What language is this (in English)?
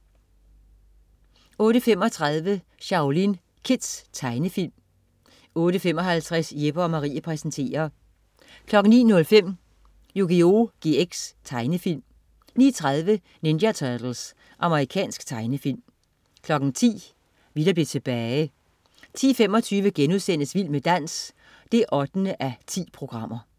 Danish